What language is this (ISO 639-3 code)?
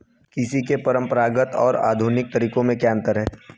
hin